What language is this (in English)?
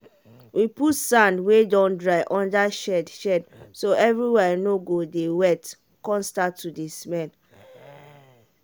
Nigerian Pidgin